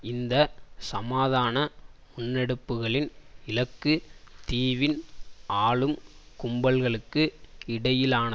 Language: Tamil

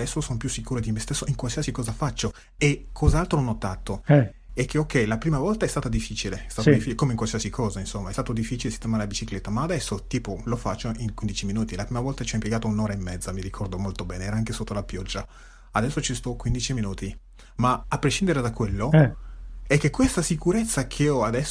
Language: Italian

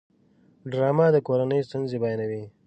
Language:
Pashto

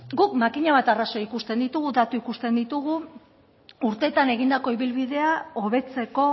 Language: Basque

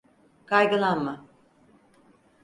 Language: Turkish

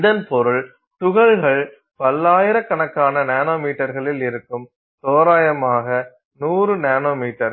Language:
Tamil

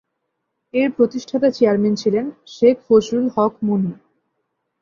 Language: Bangla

